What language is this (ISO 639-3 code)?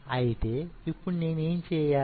tel